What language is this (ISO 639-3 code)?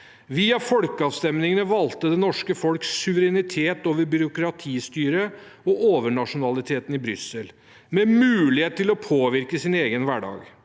nor